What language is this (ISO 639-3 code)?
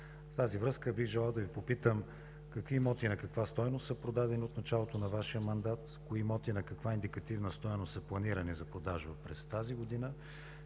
bul